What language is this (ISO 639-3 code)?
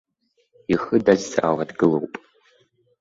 abk